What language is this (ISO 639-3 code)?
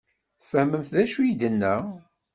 kab